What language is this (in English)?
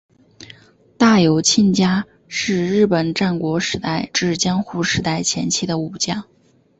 Chinese